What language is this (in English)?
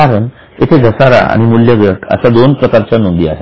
Marathi